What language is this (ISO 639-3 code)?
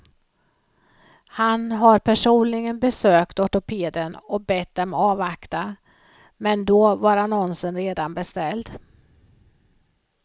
swe